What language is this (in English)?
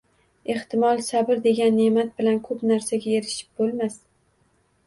Uzbek